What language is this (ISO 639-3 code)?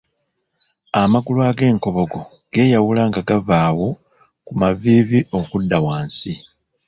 lug